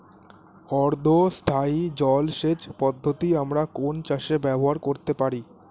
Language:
Bangla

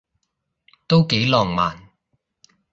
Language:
Cantonese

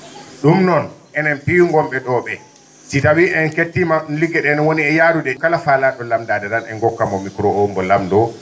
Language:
Fula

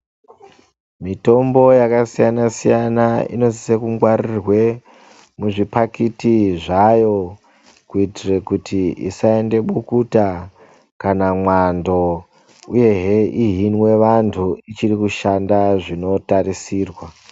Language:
Ndau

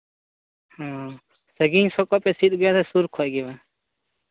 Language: Santali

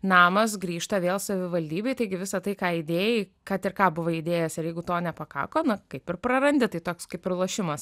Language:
Lithuanian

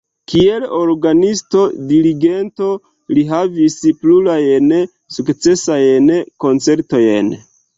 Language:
Esperanto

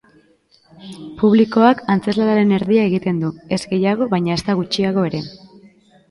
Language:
Basque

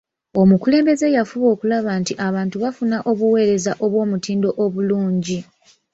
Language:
Ganda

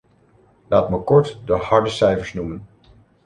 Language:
Dutch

